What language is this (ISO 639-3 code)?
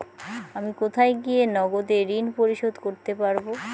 ben